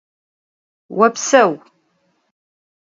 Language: Adyghe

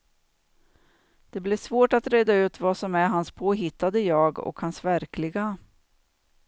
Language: Swedish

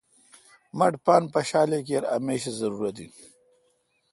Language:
Kalkoti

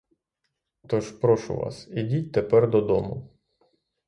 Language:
Ukrainian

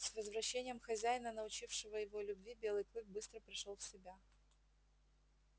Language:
Russian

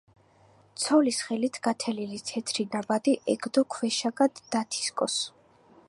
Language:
Georgian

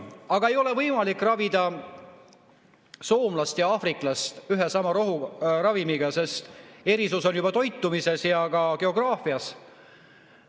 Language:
Estonian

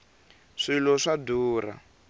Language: Tsonga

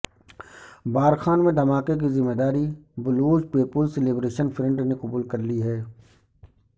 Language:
Urdu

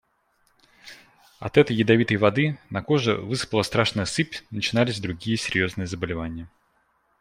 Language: Russian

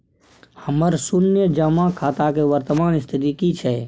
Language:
Maithili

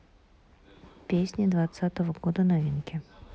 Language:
Russian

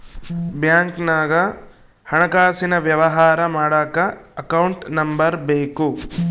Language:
Kannada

